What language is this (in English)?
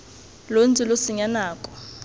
Tswana